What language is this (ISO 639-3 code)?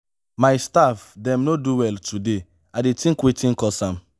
pcm